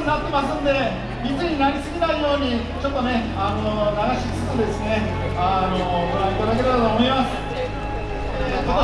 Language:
Japanese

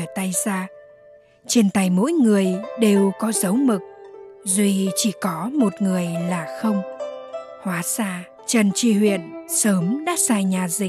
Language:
Vietnamese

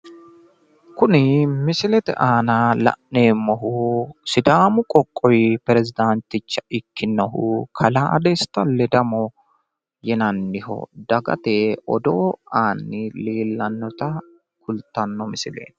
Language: Sidamo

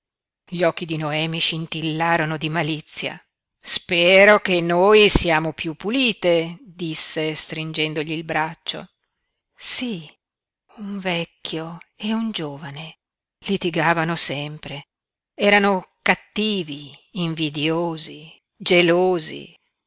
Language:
Italian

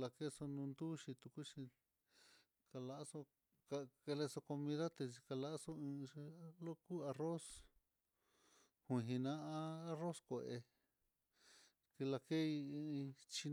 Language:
Mitlatongo Mixtec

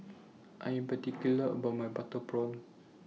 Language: English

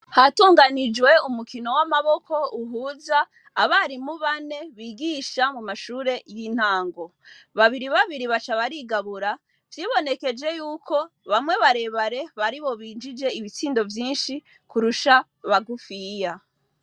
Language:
Rundi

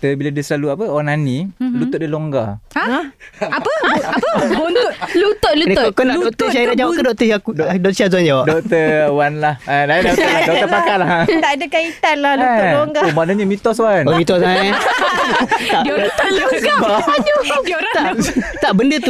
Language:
Malay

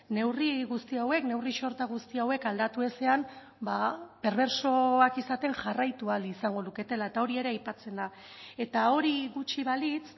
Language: Basque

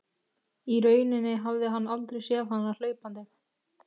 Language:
Icelandic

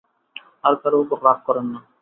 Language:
Bangla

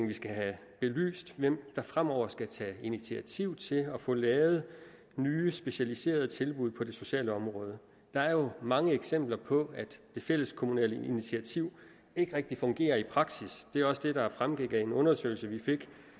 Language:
Danish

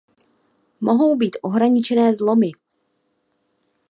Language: Czech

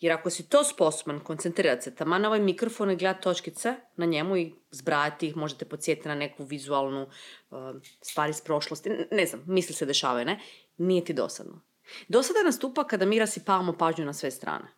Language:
Croatian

